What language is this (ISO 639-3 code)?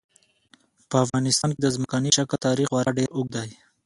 pus